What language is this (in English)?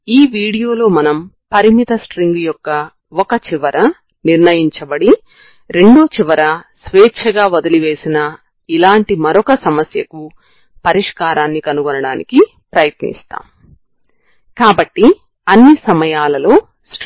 Telugu